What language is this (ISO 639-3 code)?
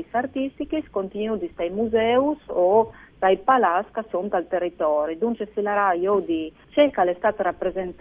ita